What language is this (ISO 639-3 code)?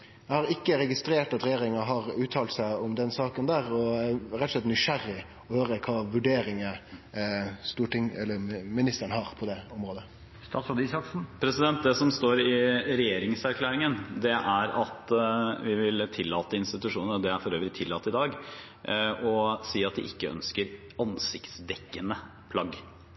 nor